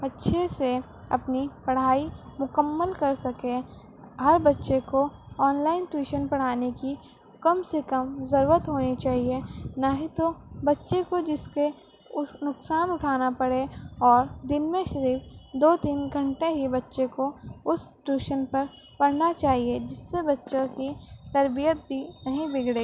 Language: Urdu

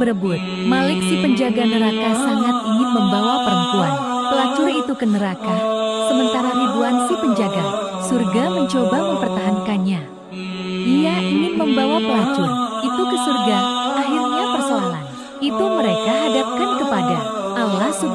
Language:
Indonesian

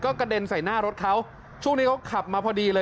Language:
Thai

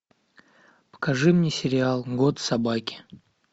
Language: Russian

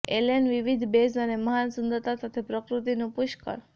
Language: Gujarati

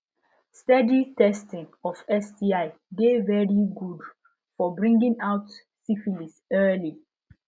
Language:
Nigerian Pidgin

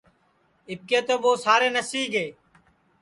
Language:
Sansi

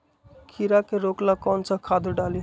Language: Magahi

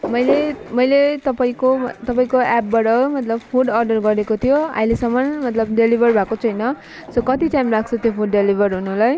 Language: Nepali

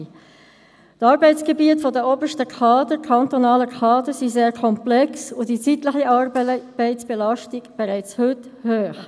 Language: Swiss German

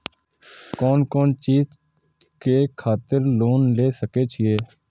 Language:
Maithili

